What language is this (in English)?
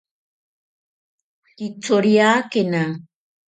Ashéninka Perené